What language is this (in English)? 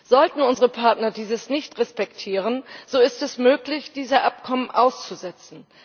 German